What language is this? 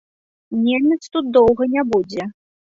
Belarusian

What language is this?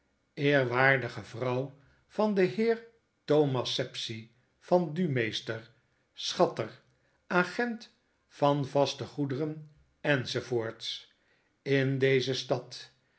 Dutch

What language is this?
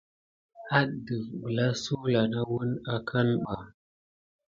Gidar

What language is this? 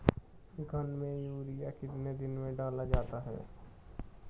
Hindi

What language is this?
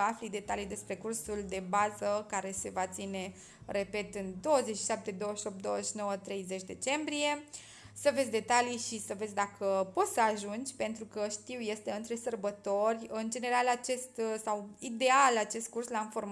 Romanian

